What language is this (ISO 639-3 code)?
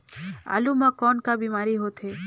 hne